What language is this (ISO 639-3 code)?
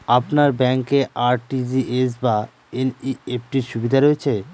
ben